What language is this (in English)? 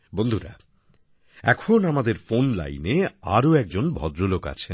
Bangla